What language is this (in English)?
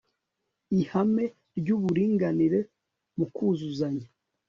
Kinyarwanda